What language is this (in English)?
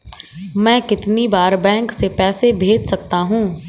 Hindi